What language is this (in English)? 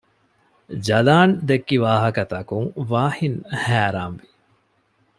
Divehi